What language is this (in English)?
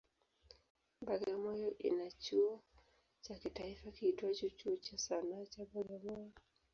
Swahili